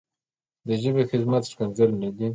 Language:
Pashto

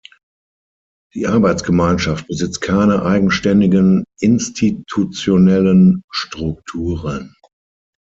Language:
German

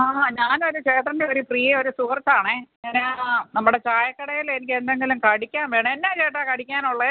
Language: Malayalam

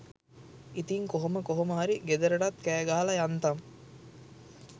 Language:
Sinhala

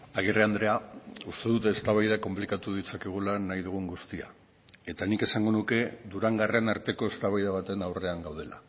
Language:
Basque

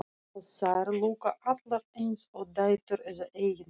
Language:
Icelandic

